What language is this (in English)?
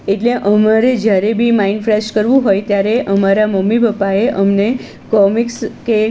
Gujarati